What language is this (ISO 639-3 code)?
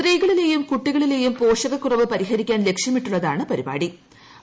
mal